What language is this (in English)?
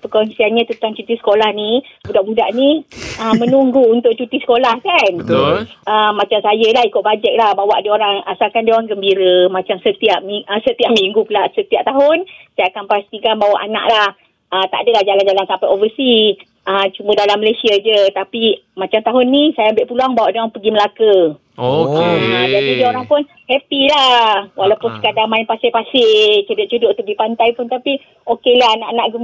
Malay